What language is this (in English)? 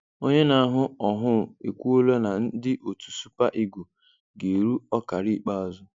Igbo